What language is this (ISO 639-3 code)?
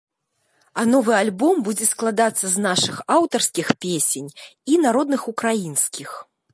bel